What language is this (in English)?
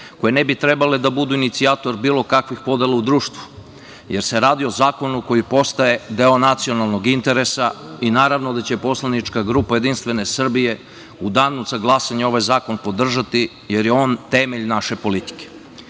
Serbian